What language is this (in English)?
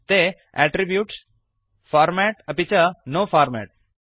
Sanskrit